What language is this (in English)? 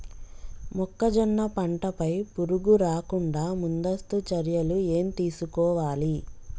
Telugu